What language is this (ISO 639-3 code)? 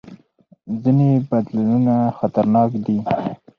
pus